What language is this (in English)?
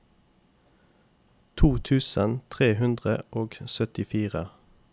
Norwegian